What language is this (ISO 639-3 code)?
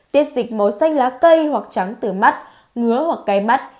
vie